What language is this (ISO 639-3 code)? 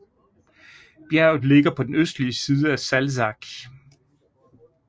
dan